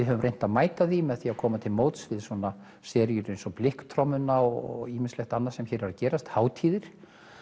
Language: Icelandic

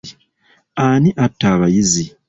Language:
Ganda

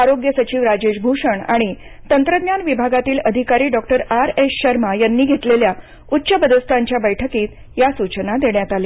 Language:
Marathi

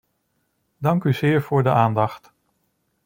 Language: Dutch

